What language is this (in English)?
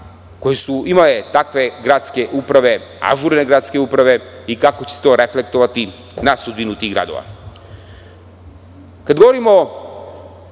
Serbian